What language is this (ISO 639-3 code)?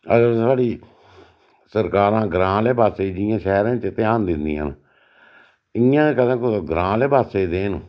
doi